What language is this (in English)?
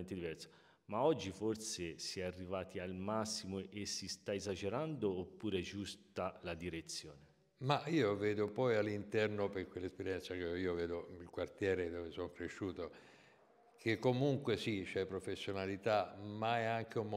Italian